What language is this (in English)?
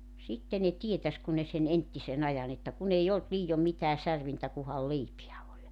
Finnish